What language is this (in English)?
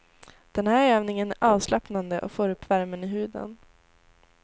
Swedish